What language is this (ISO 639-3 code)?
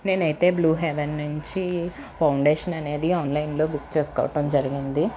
tel